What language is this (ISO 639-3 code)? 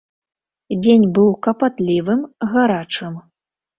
bel